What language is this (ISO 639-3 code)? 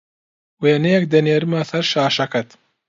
ckb